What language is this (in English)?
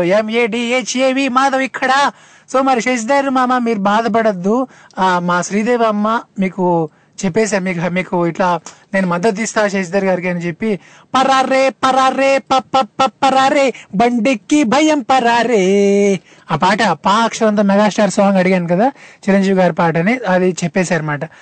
Telugu